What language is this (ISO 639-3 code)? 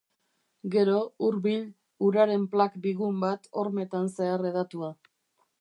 eus